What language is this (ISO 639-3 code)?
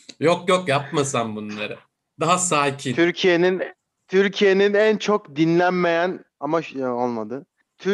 tur